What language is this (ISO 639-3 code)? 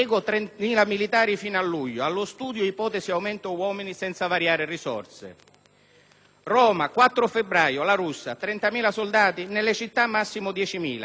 ita